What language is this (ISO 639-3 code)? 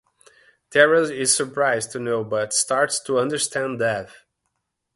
eng